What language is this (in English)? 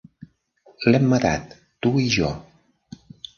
Catalan